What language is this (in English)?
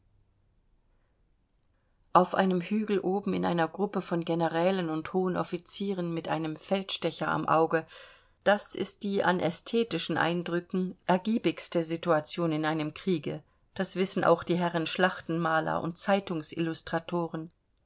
German